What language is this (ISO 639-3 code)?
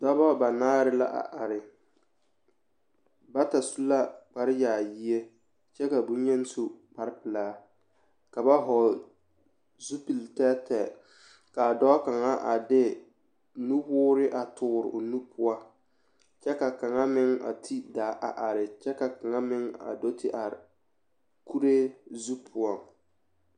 dga